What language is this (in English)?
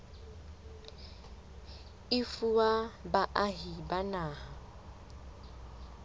Southern Sotho